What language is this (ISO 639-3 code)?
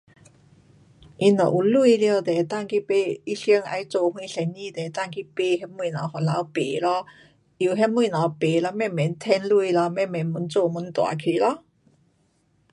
cpx